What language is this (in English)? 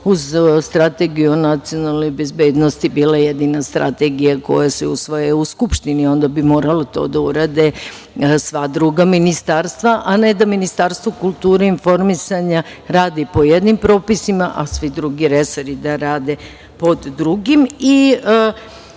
Serbian